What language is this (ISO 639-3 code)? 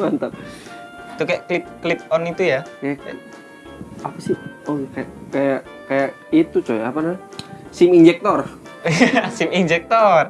ind